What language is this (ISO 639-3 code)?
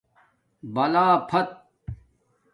dmk